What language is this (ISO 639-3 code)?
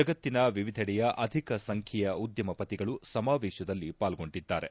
kan